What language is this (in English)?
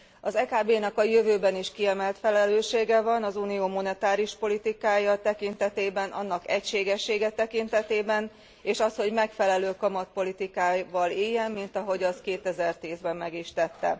Hungarian